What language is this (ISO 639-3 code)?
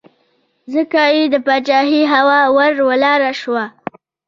pus